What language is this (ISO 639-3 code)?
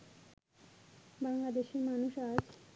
ben